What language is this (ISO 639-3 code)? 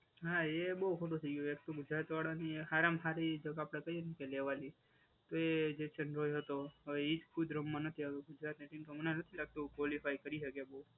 guj